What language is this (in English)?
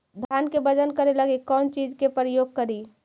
Magahi